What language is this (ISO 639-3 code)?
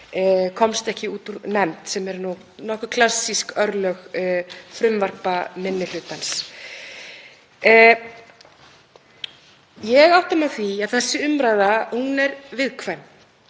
isl